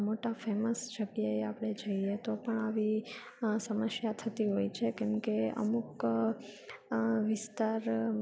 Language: Gujarati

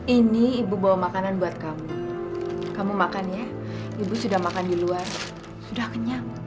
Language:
Indonesian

